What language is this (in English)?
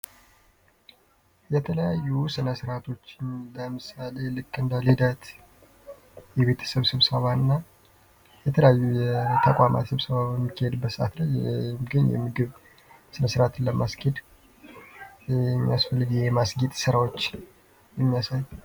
Amharic